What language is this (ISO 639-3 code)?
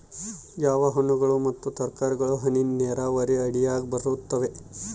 kan